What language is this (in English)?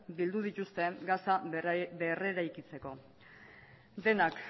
Basque